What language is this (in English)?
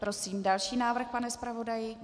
Czech